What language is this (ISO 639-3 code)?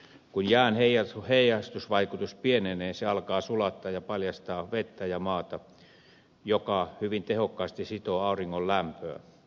fin